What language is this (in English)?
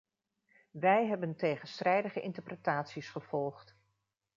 Dutch